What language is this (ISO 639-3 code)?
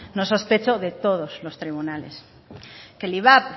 spa